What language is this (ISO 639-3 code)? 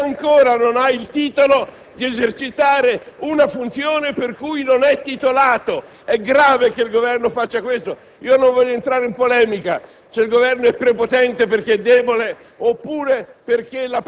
ita